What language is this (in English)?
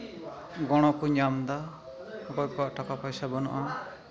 Santali